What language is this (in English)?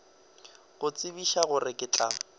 Northern Sotho